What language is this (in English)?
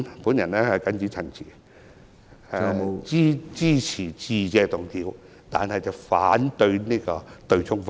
Cantonese